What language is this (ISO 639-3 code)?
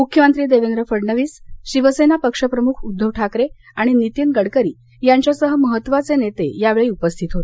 mar